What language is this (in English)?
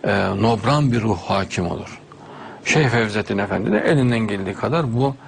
Turkish